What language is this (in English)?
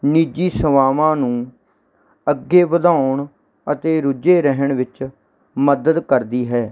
Punjabi